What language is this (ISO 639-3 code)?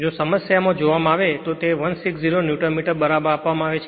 guj